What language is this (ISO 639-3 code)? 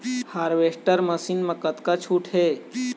hne